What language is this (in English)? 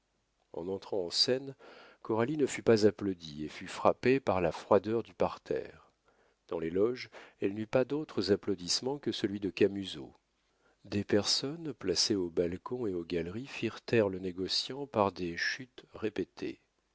French